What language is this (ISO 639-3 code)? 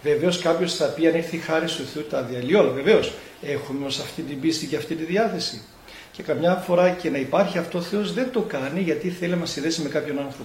ell